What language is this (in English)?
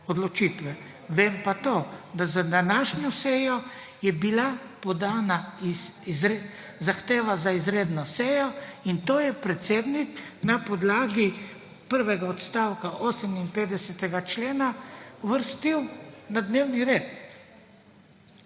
Slovenian